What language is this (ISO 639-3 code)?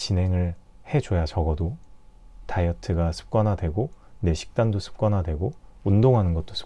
kor